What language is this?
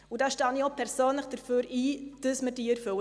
Swiss German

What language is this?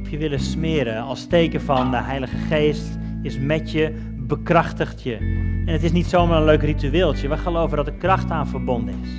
Dutch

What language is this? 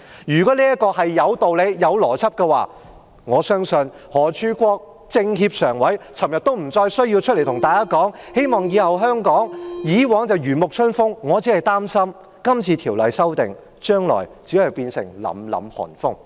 Cantonese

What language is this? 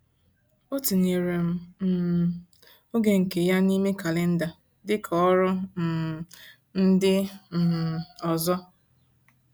Igbo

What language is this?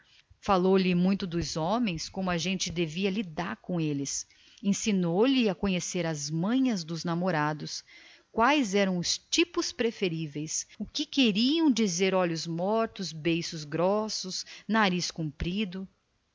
Portuguese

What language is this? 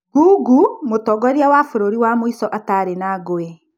Kikuyu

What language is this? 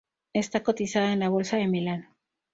Spanish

